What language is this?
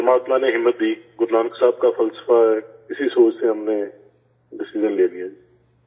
Urdu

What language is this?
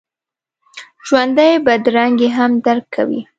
Pashto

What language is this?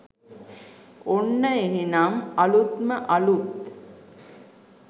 Sinhala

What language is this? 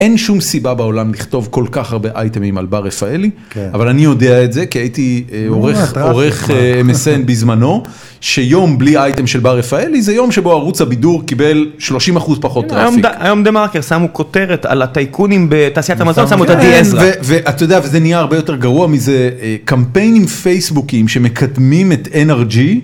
Hebrew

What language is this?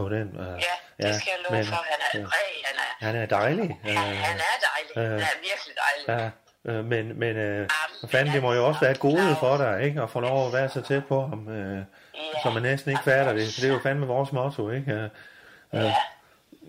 Danish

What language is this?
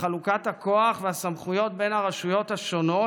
Hebrew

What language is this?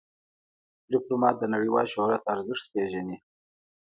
Pashto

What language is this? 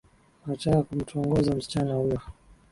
Swahili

